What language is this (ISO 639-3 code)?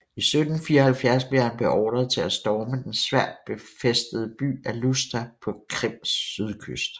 dan